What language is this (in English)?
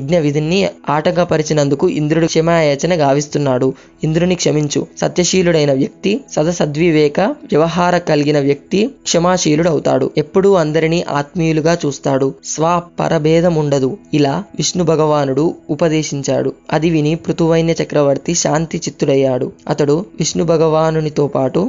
Telugu